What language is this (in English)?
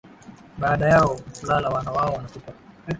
Swahili